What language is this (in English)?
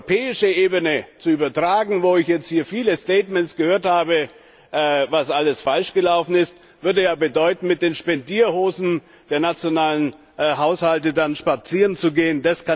German